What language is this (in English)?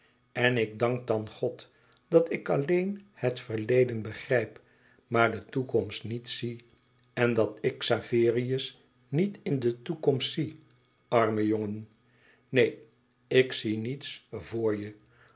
Dutch